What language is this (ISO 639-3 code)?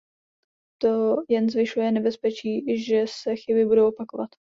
ces